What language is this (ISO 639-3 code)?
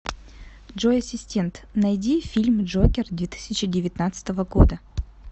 rus